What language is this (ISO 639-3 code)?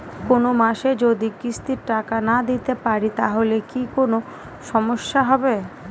ben